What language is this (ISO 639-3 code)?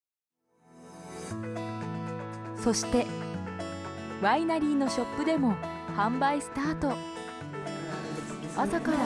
jpn